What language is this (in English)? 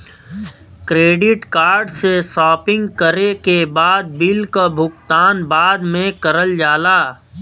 Bhojpuri